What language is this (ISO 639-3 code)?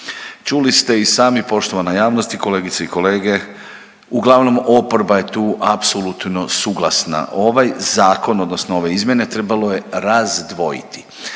hrv